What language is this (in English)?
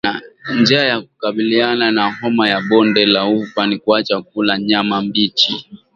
Swahili